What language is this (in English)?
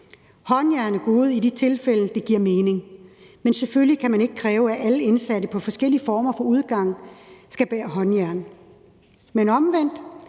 Danish